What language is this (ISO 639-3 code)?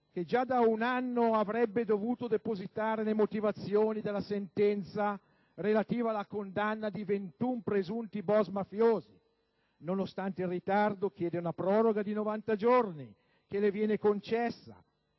ita